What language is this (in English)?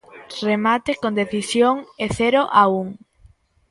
Galician